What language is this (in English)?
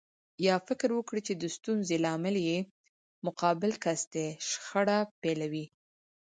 Pashto